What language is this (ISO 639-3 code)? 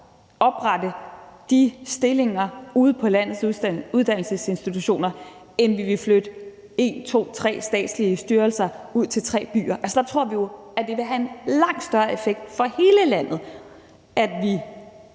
dan